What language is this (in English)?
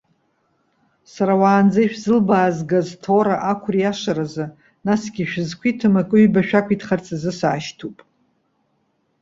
Abkhazian